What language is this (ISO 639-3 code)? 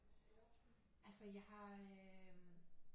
dan